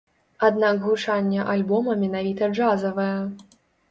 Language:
Belarusian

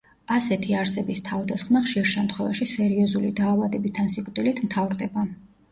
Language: Georgian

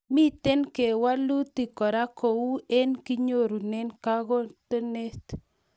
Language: Kalenjin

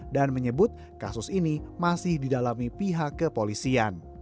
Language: Indonesian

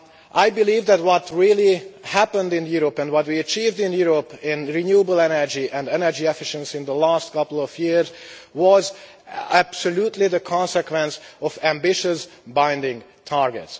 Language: English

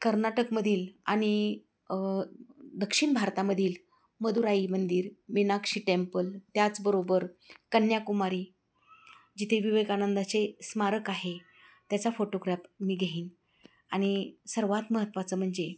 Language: Marathi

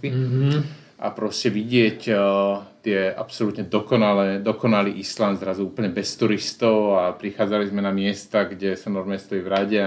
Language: Slovak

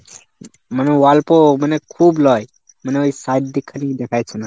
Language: Bangla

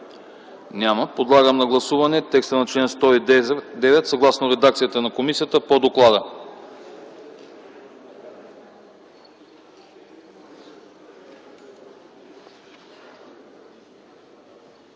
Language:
Bulgarian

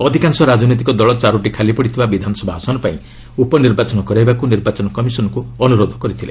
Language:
Odia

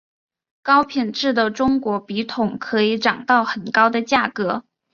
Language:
Chinese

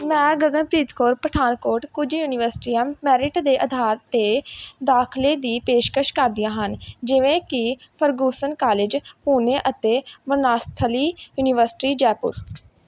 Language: Punjabi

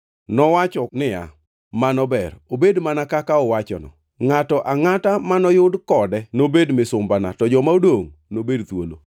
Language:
Luo (Kenya and Tanzania)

